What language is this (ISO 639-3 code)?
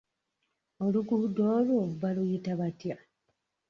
lug